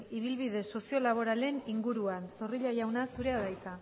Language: Basque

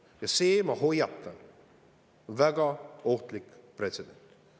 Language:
Estonian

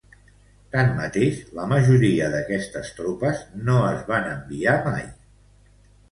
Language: Catalan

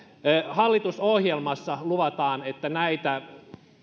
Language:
Finnish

